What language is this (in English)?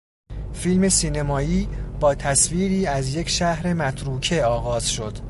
Persian